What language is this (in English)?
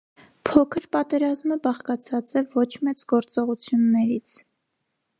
Armenian